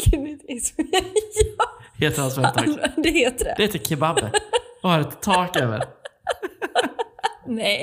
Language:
Swedish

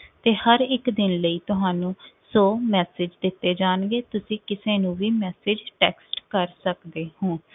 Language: Punjabi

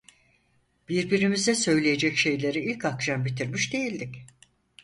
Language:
Turkish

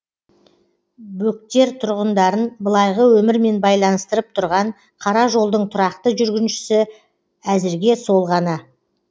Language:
Kazakh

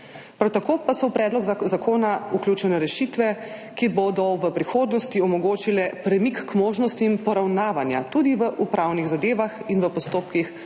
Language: Slovenian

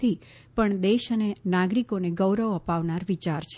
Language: Gujarati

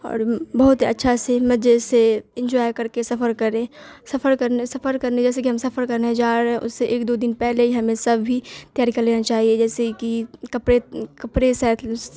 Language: Urdu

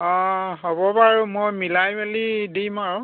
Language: Assamese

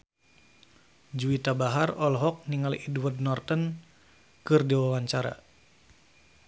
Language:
Sundanese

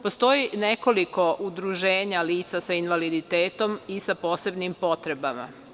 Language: Serbian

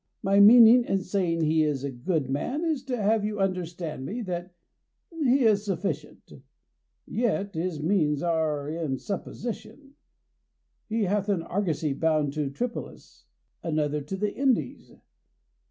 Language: English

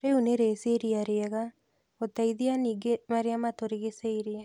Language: Kikuyu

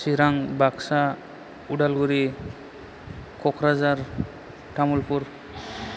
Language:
Bodo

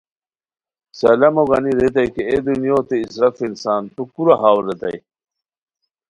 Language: Khowar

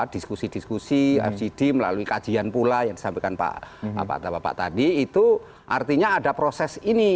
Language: Indonesian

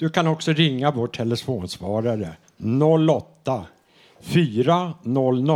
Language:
Swedish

